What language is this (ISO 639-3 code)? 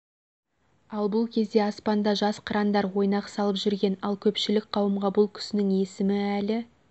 kaz